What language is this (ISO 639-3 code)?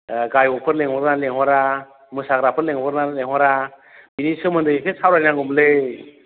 brx